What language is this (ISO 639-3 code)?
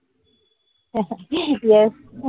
mar